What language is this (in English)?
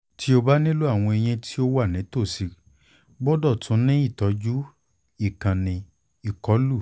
Yoruba